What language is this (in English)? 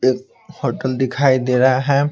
Hindi